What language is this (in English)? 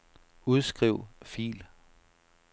Danish